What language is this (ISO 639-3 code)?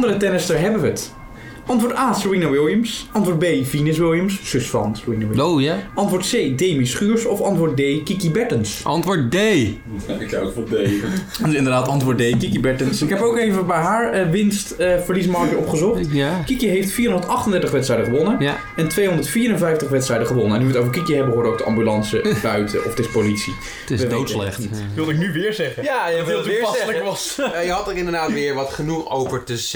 nld